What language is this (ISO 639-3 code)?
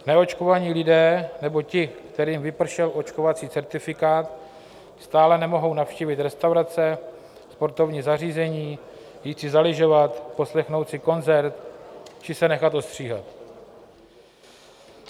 ces